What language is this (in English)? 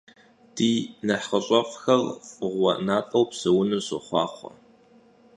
Kabardian